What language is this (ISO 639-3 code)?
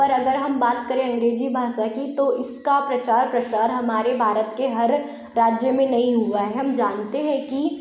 hin